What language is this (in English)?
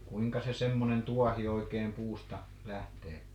Finnish